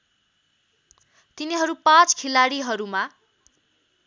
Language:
Nepali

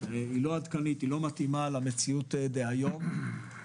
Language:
Hebrew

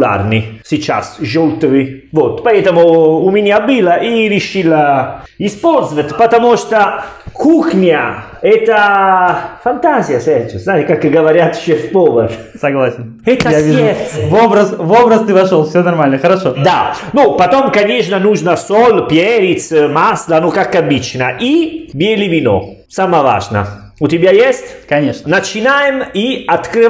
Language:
Russian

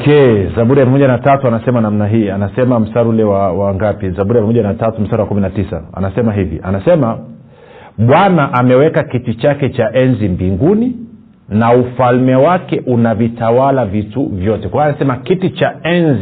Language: Swahili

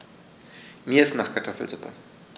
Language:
German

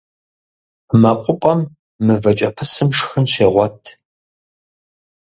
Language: Kabardian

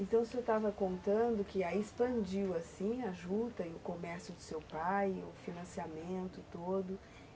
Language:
Portuguese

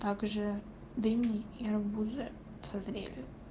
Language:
Russian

